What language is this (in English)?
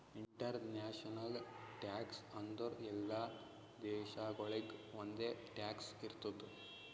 Kannada